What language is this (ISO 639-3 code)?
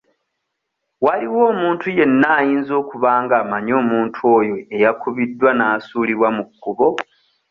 lug